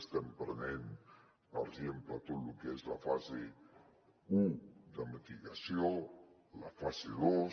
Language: Catalan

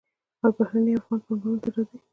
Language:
Pashto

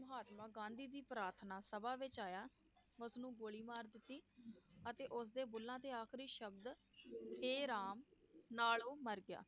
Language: Punjabi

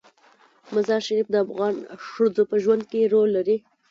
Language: Pashto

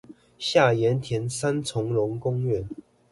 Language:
Chinese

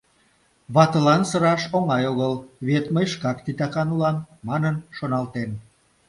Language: Mari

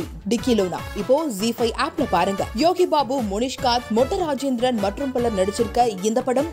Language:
Tamil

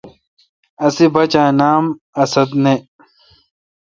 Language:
Kalkoti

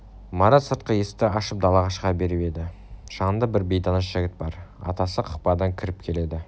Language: Kazakh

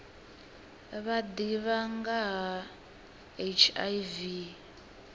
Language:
Venda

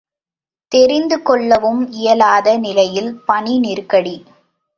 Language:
Tamil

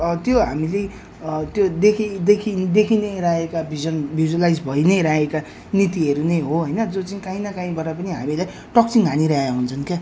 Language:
Nepali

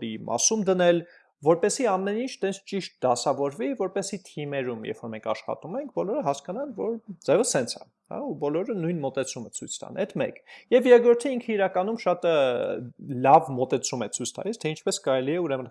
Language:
Dutch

